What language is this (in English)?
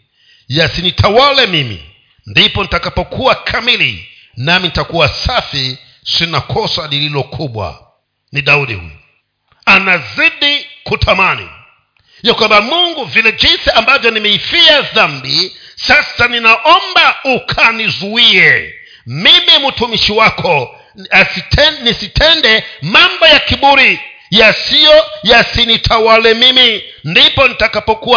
Swahili